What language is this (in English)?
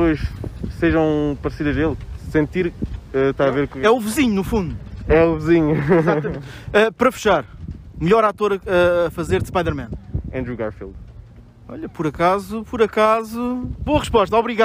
Portuguese